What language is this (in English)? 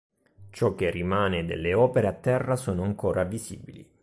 Italian